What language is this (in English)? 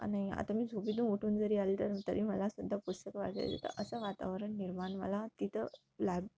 Marathi